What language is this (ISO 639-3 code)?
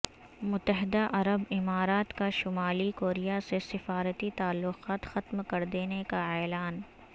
urd